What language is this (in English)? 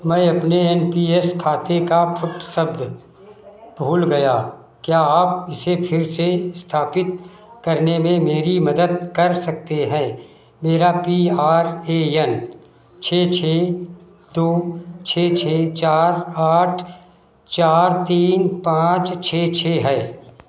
Hindi